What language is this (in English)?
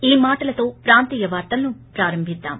Telugu